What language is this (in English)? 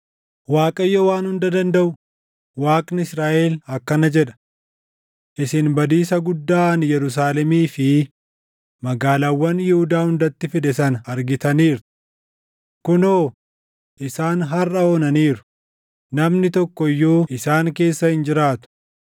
Oromo